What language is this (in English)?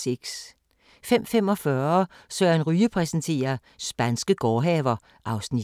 Danish